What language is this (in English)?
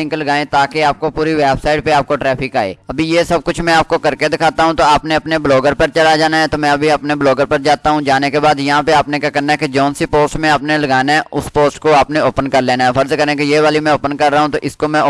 Hindi